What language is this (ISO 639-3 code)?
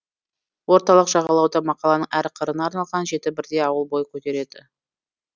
kaz